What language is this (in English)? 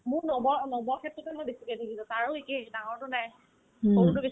Assamese